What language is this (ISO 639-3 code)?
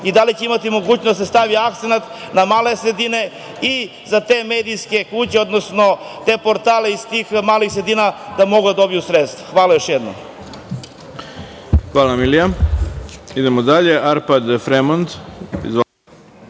srp